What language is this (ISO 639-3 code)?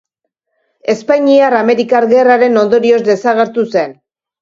eus